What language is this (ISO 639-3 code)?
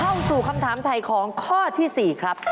tha